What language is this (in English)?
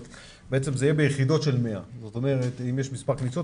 Hebrew